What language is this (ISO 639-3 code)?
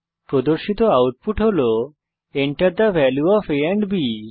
ben